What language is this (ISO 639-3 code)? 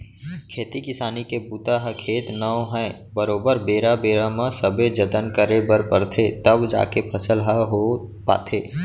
hne